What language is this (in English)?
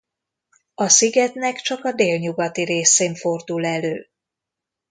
Hungarian